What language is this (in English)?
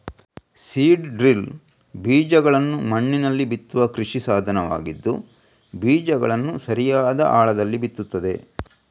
Kannada